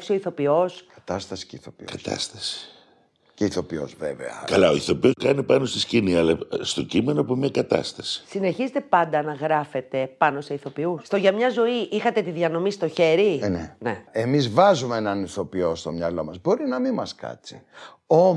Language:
Greek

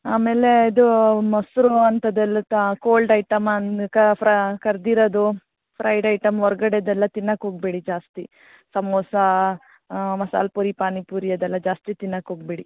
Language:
Kannada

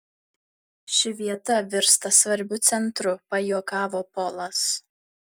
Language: Lithuanian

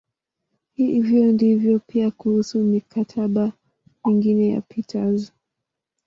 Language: Swahili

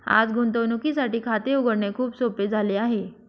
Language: Marathi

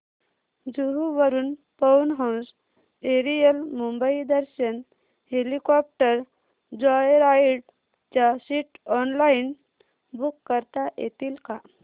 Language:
Marathi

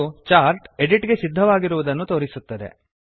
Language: Kannada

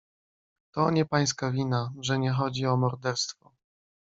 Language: Polish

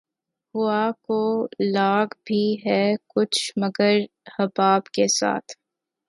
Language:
Urdu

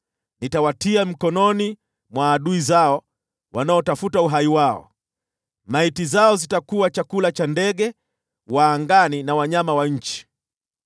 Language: Swahili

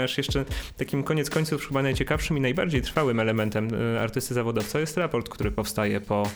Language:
Polish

